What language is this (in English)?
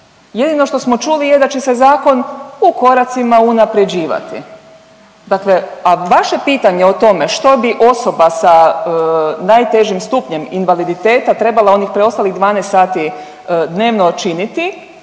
Croatian